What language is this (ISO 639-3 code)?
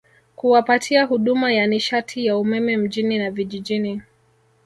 swa